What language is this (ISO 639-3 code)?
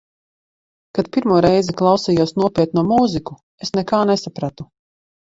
lav